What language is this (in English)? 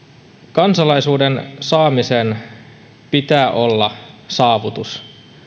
Finnish